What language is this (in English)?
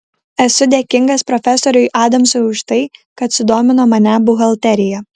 Lithuanian